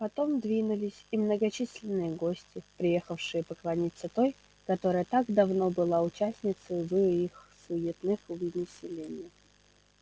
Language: Russian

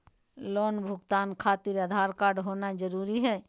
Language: Magahi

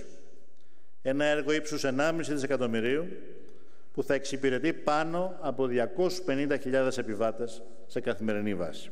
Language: Greek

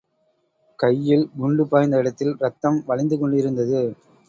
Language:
Tamil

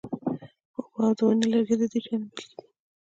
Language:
Pashto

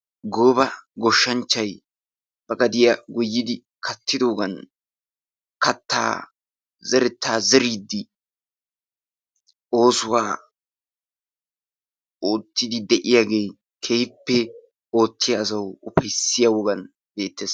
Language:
Wolaytta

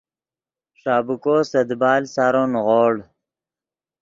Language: Yidgha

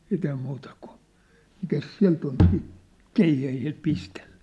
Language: Finnish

